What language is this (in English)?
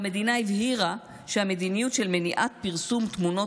Hebrew